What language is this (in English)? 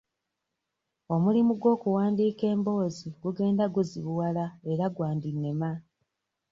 Ganda